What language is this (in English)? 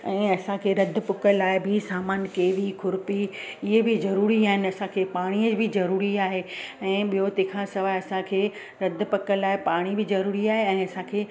Sindhi